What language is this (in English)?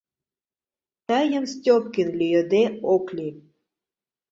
Mari